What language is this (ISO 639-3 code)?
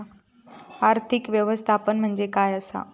mar